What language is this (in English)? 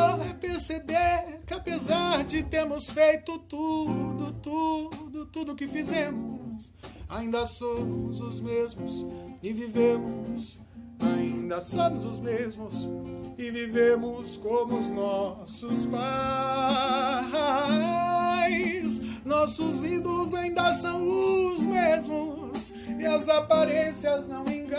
Portuguese